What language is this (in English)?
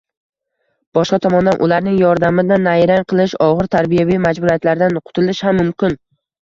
Uzbek